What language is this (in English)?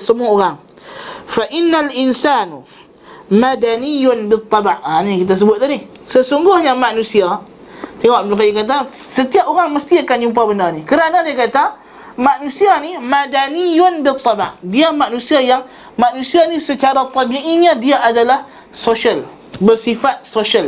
Malay